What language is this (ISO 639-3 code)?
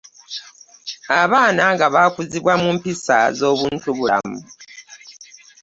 lug